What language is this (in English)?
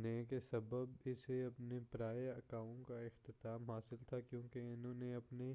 Urdu